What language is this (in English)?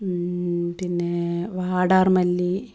Malayalam